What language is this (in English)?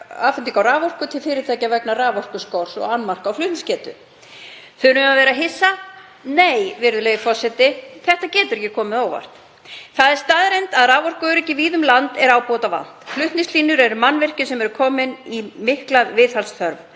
Icelandic